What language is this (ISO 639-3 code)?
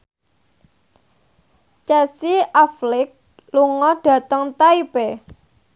jav